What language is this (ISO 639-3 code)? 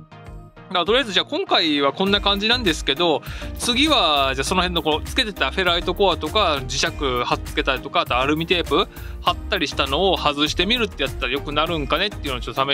jpn